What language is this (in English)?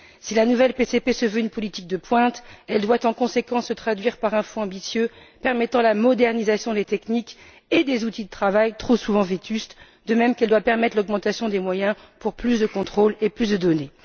French